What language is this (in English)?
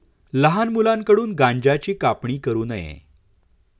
Marathi